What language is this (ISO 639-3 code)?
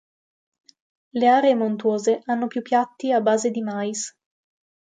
ita